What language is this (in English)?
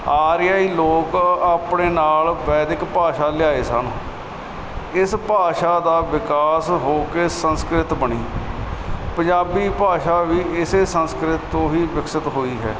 Punjabi